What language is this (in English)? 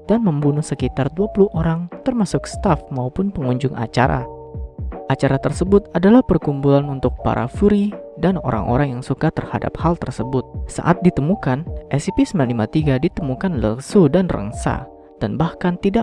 Indonesian